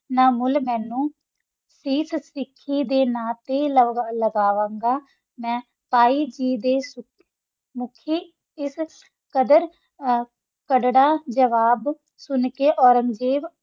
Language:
Punjabi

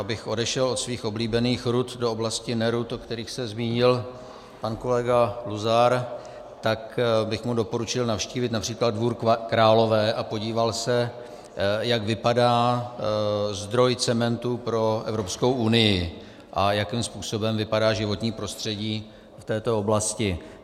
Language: Czech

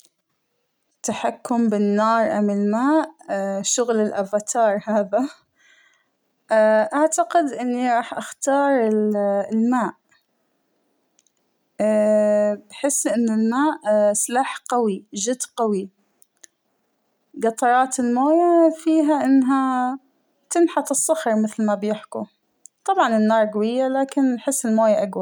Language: Hijazi Arabic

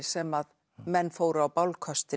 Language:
Icelandic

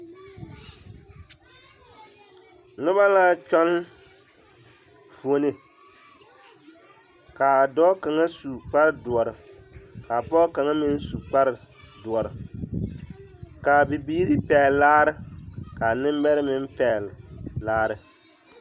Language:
Southern Dagaare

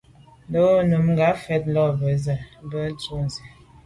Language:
Medumba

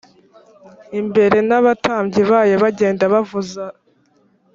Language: Kinyarwanda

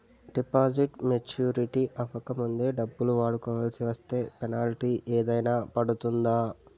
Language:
Telugu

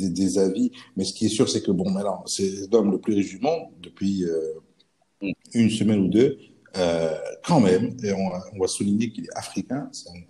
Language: French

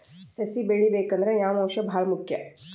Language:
Kannada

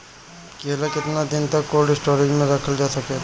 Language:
Bhojpuri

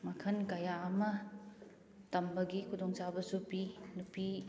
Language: Manipuri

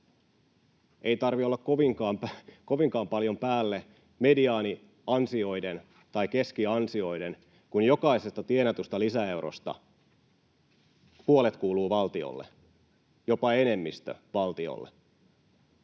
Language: Finnish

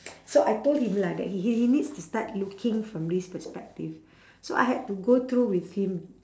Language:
English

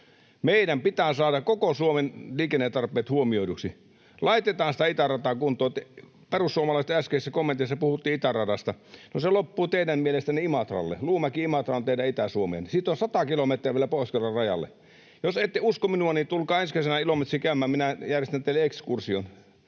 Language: Finnish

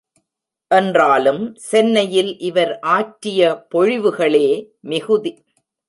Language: Tamil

